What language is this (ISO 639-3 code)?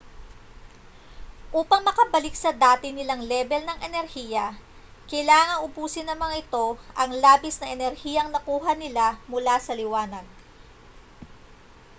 fil